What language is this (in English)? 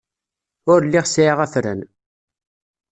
Kabyle